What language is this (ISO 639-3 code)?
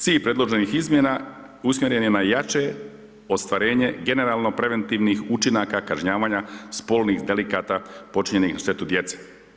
hrv